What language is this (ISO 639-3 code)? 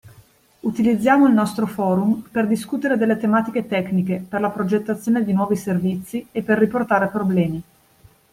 ita